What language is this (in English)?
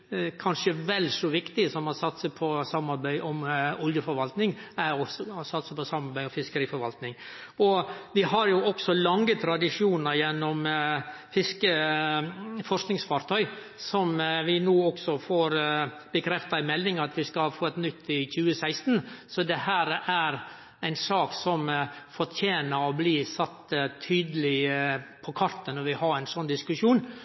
Norwegian Nynorsk